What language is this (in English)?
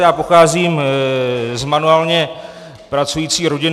Czech